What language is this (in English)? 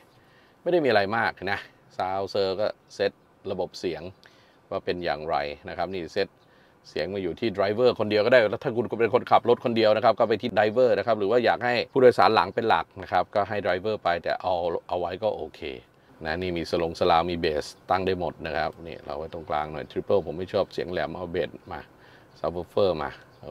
Thai